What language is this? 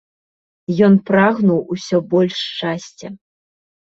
Belarusian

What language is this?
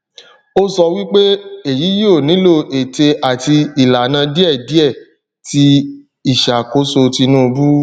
Yoruba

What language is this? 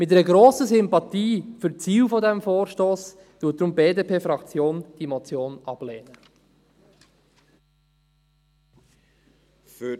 Swiss German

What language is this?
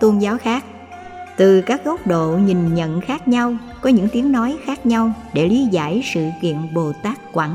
Vietnamese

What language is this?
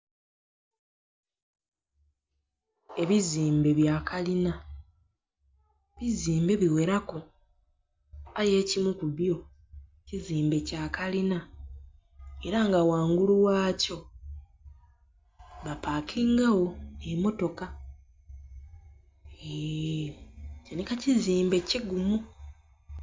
Soga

